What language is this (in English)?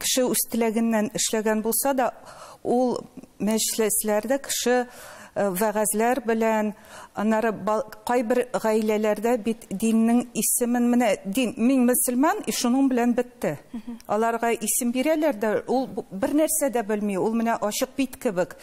Turkish